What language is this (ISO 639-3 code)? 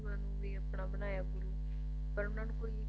pan